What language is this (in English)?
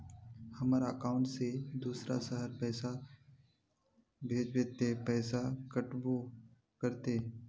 Magahi